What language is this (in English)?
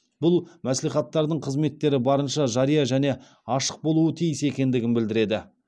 Kazakh